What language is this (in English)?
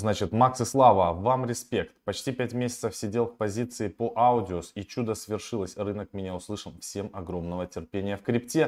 Russian